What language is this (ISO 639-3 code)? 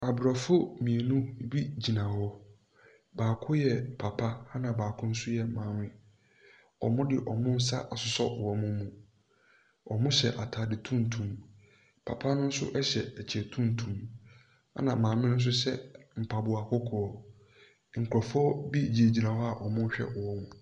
aka